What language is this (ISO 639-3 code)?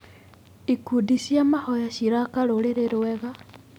kik